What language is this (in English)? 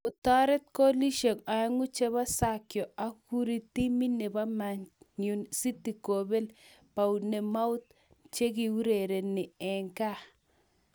Kalenjin